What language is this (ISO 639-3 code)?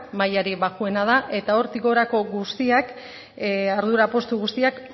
eus